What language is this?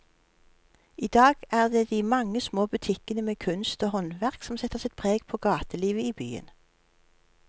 Norwegian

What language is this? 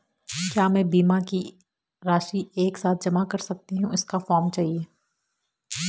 Hindi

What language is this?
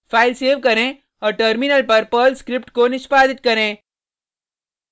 Hindi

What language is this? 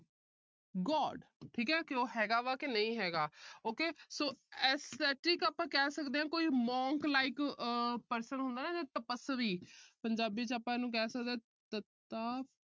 Punjabi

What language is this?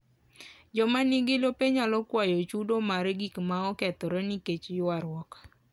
Luo (Kenya and Tanzania)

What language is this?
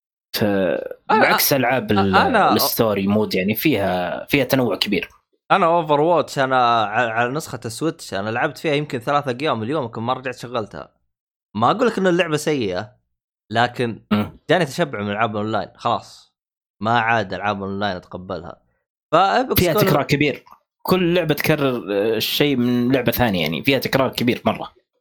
Arabic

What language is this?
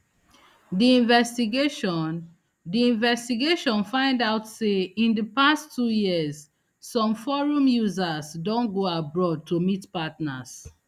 Nigerian Pidgin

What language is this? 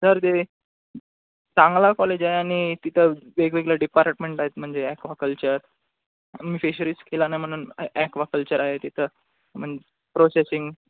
Marathi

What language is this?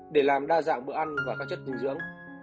Vietnamese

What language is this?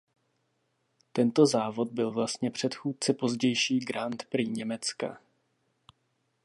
Czech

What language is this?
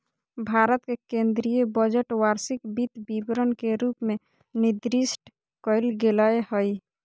Magahi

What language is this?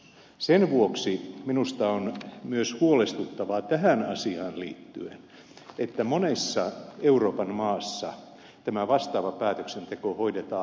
Finnish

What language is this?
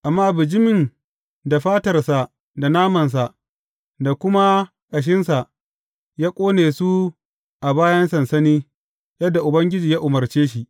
Hausa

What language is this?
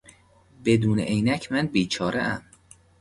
Persian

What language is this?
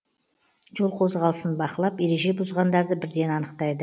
Kazakh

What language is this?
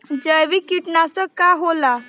Bhojpuri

